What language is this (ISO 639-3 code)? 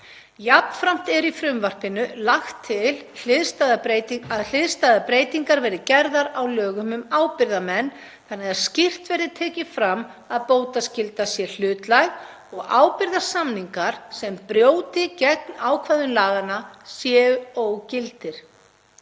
isl